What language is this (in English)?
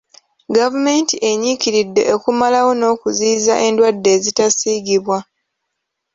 Ganda